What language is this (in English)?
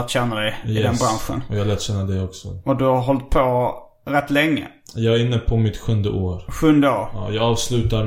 Swedish